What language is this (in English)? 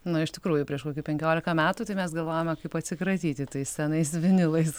Lithuanian